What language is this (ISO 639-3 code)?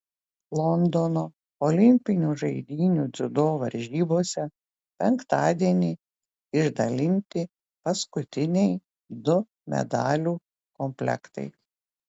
lit